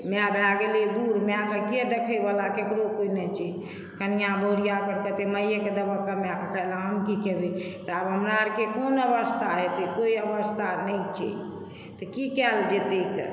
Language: Maithili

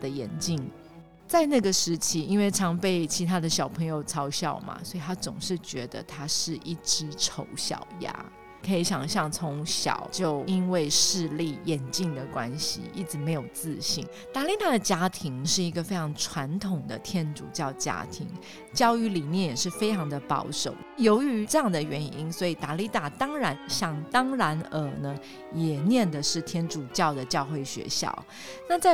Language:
Chinese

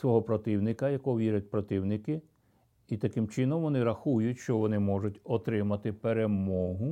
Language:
Ukrainian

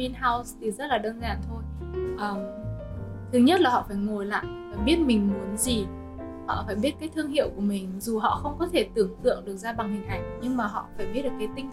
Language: Vietnamese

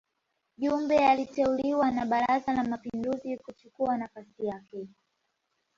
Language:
Swahili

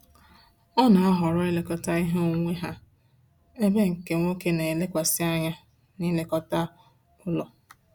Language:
Igbo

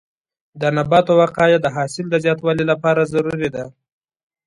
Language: Pashto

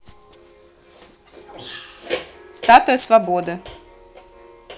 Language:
Russian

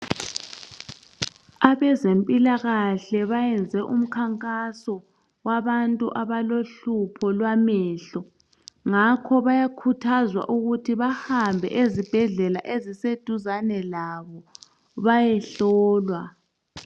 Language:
North Ndebele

